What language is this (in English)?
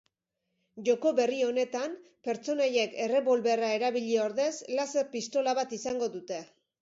Basque